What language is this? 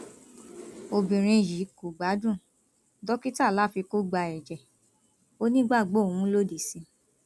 Yoruba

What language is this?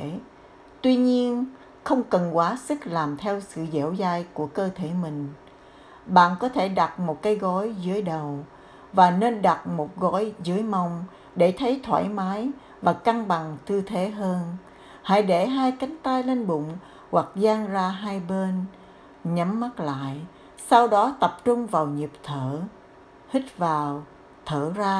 Vietnamese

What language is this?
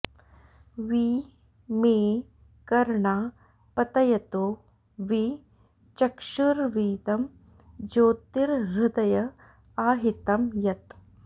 Sanskrit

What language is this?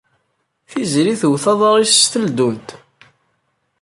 Kabyle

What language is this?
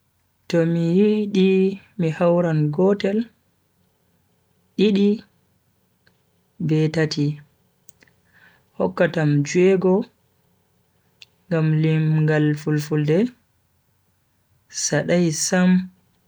Bagirmi Fulfulde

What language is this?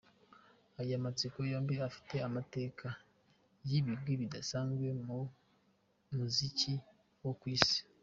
Kinyarwanda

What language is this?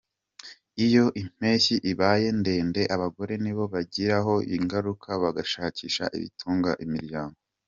Kinyarwanda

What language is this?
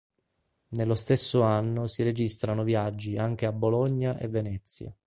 Italian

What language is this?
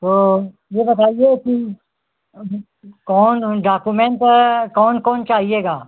Hindi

